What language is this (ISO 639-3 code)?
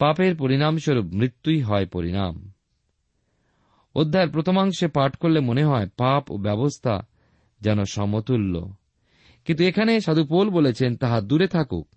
ben